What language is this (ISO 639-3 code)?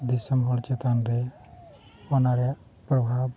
sat